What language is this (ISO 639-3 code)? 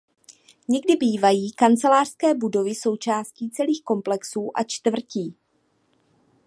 ces